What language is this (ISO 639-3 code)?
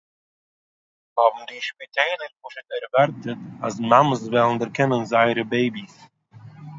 yid